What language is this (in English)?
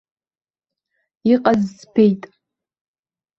Abkhazian